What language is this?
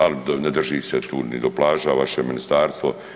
Croatian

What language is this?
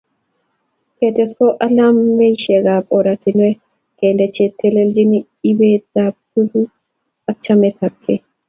Kalenjin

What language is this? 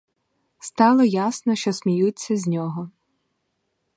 Ukrainian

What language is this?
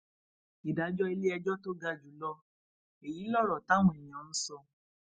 Yoruba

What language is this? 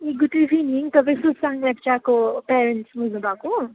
Nepali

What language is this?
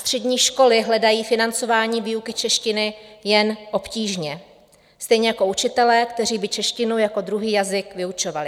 Czech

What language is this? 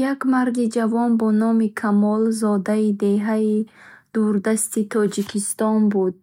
Bukharic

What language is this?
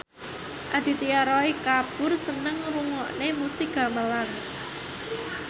Javanese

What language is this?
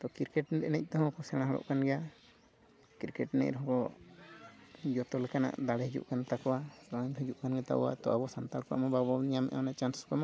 Santali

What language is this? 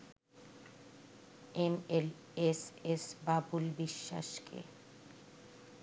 Bangla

